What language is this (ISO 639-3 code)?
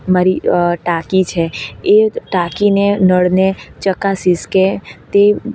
guj